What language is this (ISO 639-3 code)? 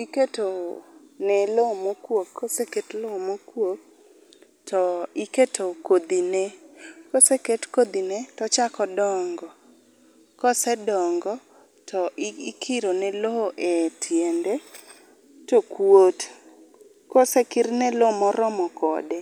luo